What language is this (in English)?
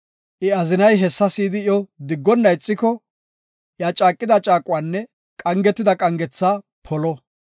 Gofa